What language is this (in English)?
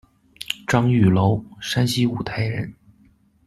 Chinese